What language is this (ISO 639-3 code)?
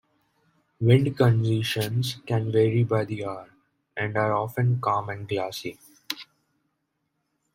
eng